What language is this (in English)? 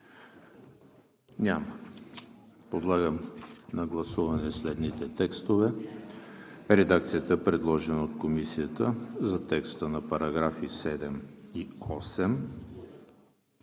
Bulgarian